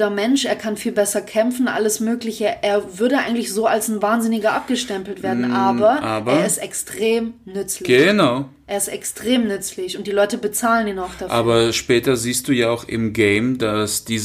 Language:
German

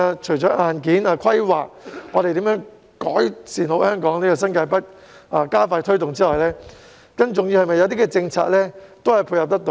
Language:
Cantonese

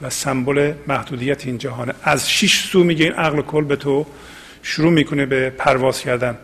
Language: Persian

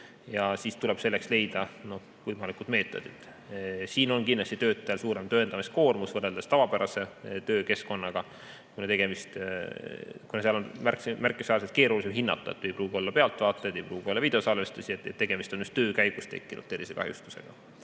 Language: Estonian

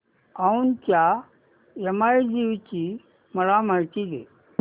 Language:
Marathi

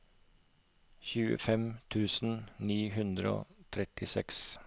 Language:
Norwegian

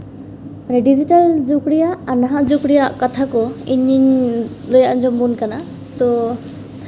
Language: Santali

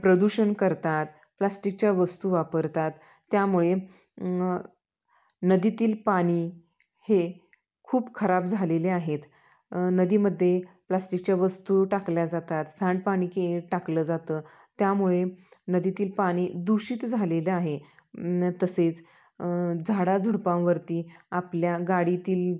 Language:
Marathi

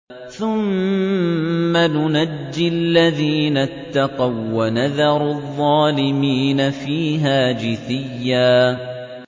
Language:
Arabic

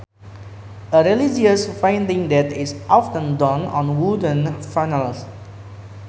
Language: Sundanese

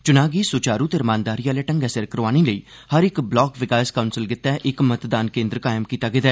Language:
Dogri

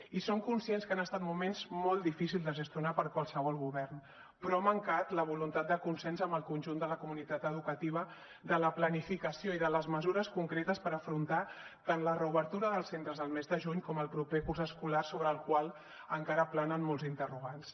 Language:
Catalan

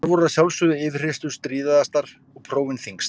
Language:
Icelandic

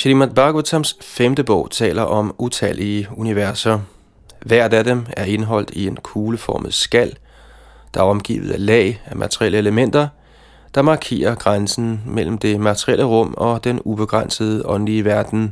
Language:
Danish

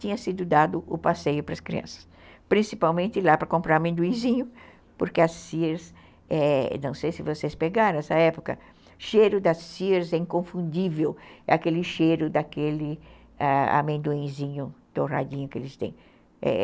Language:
Portuguese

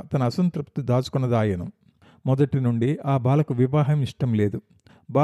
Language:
Telugu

